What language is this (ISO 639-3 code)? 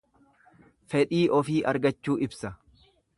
orm